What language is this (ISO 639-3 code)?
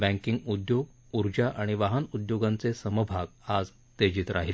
mar